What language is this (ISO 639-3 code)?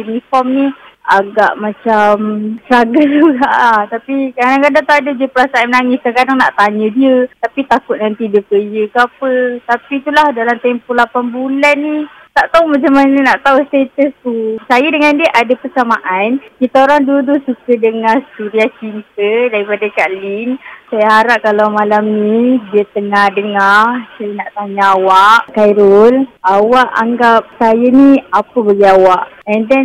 msa